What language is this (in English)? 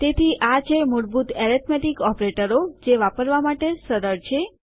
Gujarati